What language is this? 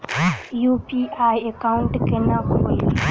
Maithili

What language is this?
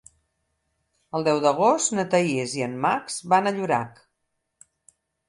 Catalan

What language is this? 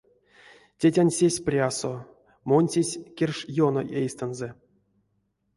Erzya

